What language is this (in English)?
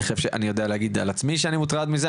Hebrew